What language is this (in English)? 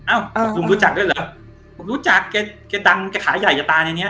Thai